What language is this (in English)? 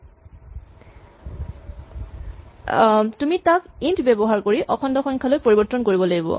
Assamese